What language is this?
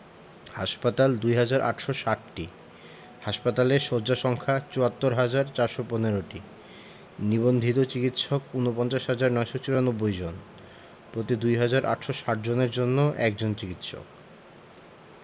Bangla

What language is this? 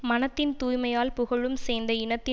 Tamil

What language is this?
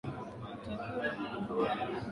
Swahili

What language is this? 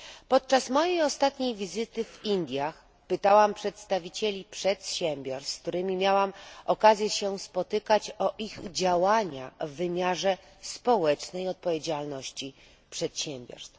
Polish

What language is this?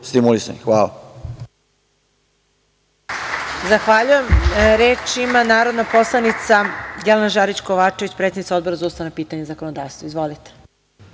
Serbian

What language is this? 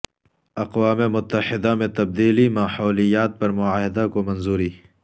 Urdu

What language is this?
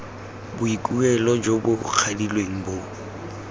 Tswana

